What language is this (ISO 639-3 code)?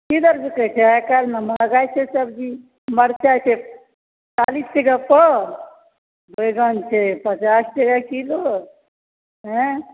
mai